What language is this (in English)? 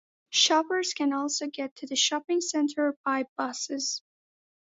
English